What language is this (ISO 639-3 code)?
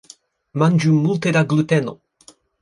epo